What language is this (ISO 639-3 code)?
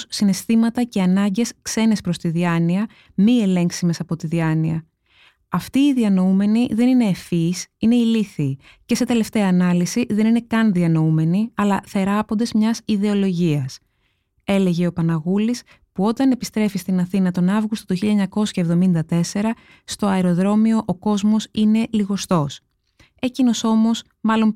ell